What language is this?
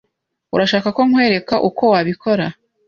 Kinyarwanda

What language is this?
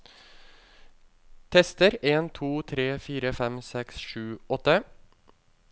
Norwegian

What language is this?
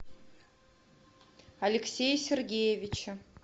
Russian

